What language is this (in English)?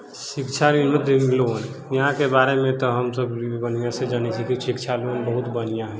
Maithili